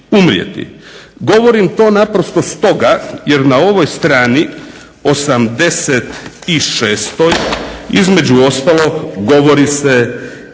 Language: Croatian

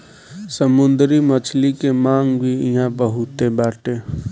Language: Bhojpuri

